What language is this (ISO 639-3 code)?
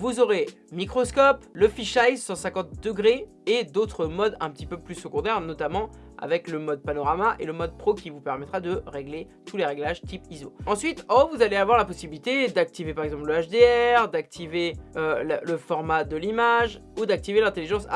fra